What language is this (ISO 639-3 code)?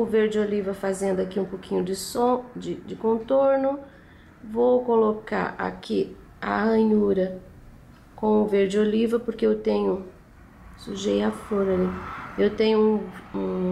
por